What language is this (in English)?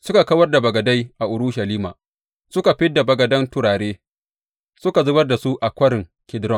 Hausa